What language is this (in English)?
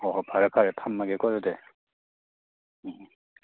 Manipuri